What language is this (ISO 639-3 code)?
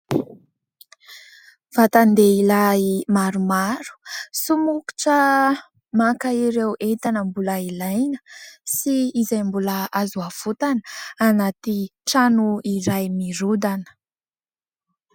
mlg